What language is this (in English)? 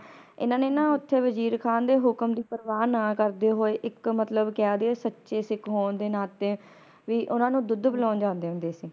Punjabi